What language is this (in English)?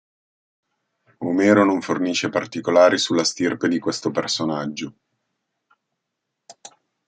Italian